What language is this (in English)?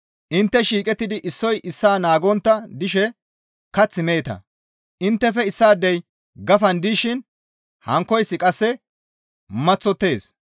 Gamo